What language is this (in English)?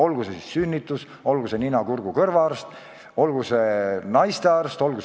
Estonian